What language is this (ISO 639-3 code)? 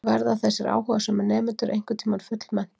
isl